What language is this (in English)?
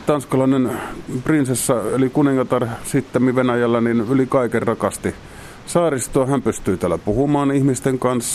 Finnish